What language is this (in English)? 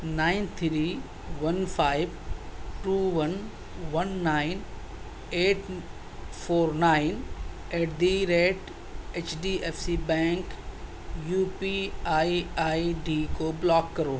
Urdu